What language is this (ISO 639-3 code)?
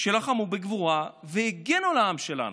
heb